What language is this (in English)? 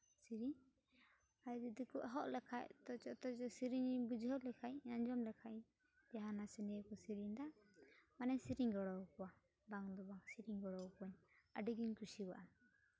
Santali